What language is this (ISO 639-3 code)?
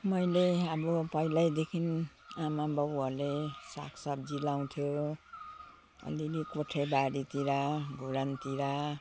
nep